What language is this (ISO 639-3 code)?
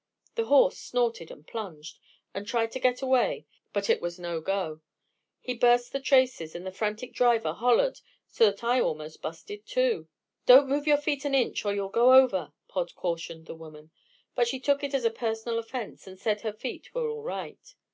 eng